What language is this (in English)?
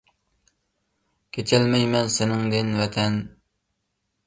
Uyghur